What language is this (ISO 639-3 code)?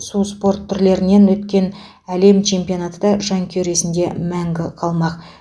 kaz